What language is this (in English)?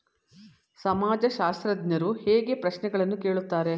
Kannada